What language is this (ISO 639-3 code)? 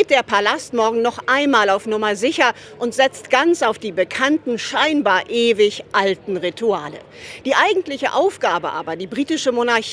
deu